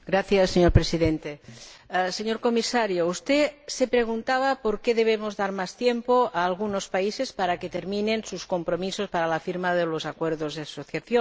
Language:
Spanish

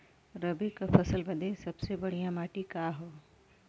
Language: Bhojpuri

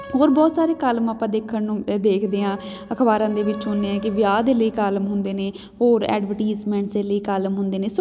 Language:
Punjabi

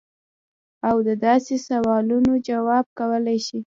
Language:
Pashto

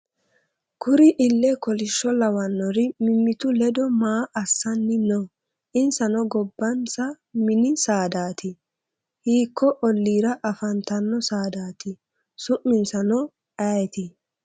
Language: Sidamo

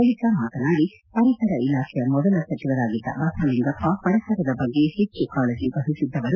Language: Kannada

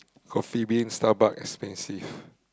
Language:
English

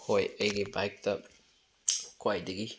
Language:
Manipuri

